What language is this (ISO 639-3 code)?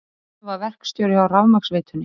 isl